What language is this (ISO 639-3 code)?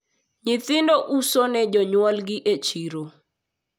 luo